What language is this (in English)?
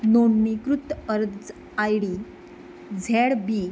Konkani